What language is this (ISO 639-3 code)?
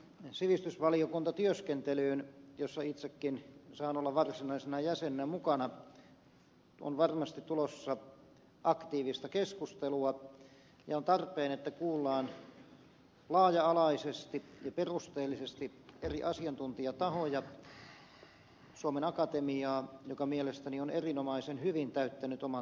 fin